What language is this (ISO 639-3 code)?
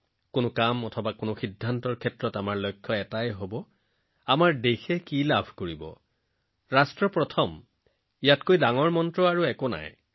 asm